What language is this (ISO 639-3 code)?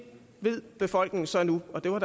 dan